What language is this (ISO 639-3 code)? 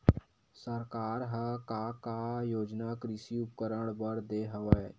hne